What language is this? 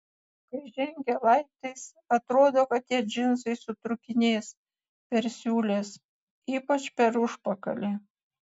Lithuanian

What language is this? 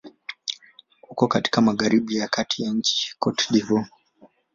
Swahili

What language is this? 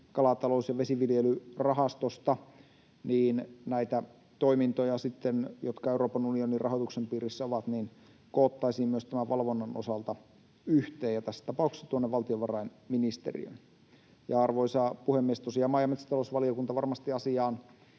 Finnish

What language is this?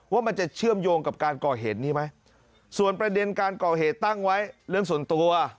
Thai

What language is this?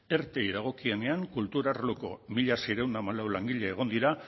Basque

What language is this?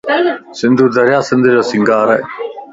Lasi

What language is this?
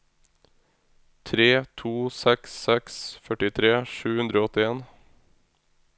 Norwegian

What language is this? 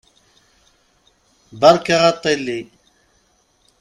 Kabyle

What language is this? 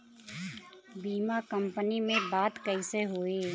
Bhojpuri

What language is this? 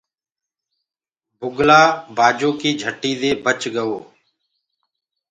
Gurgula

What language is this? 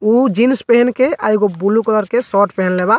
Bhojpuri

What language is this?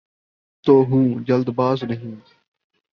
Urdu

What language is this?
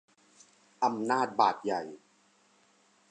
Thai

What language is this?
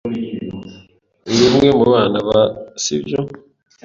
Kinyarwanda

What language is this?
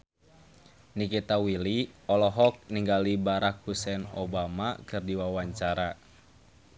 Sundanese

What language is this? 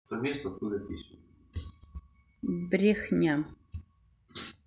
Russian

